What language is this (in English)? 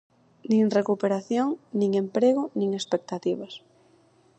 Galician